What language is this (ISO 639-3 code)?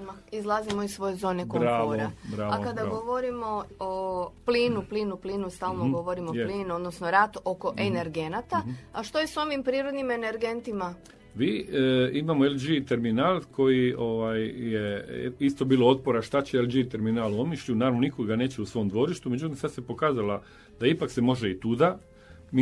hrv